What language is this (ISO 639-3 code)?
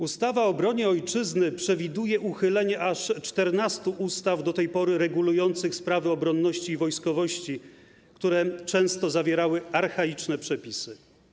pol